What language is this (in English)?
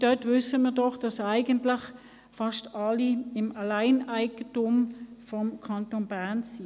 Swiss German